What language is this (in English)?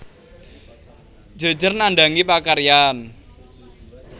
Javanese